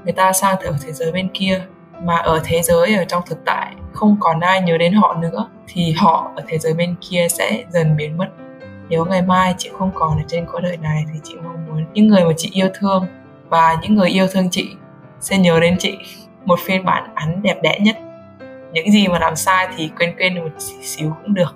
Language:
Vietnamese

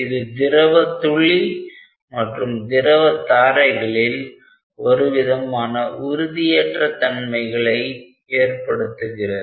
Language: Tamil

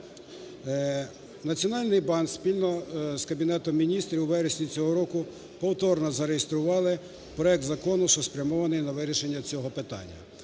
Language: Ukrainian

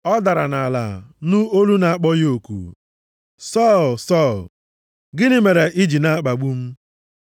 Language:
Igbo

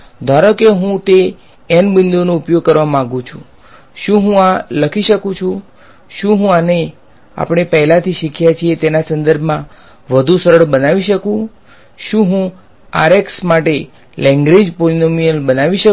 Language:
Gujarati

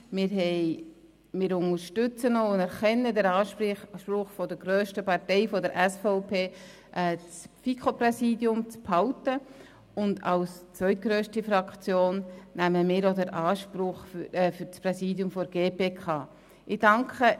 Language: Swiss German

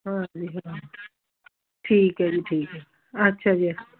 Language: Punjabi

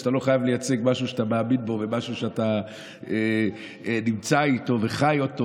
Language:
Hebrew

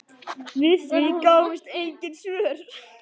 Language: Icelandic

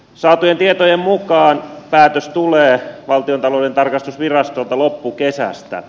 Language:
Finnish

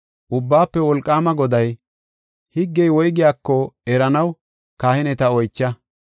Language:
Gofa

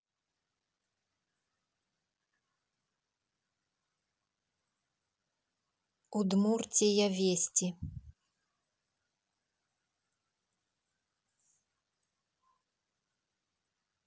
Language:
Russian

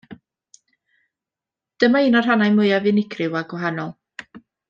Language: Welsh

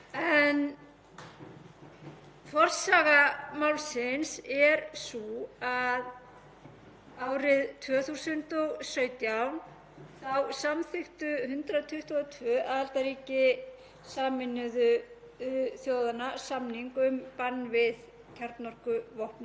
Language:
Icelandic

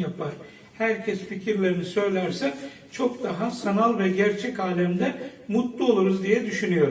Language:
Turkish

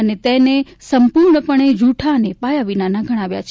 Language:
Gujarati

